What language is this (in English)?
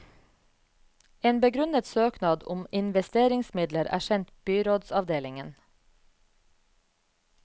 Norwegian